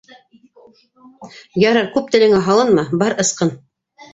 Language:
Bashkir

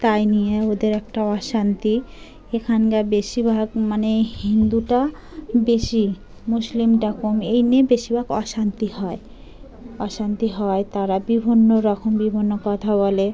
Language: Bangla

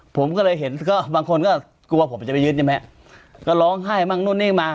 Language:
Thai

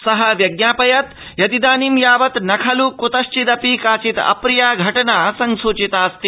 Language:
Sanskrit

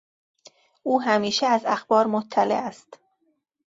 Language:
Persian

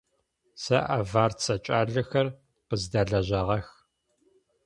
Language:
Adyghe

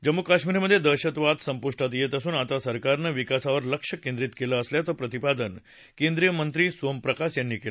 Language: Marathi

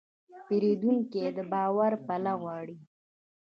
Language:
Pashto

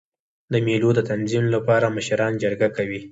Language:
Pashto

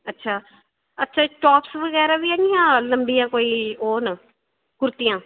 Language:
Dogri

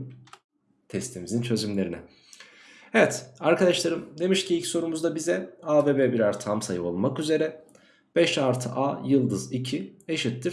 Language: Turkish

